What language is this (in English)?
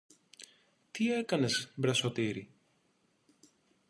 Greek